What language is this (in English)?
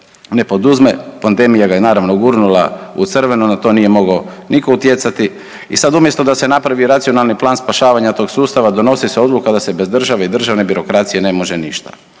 Croatian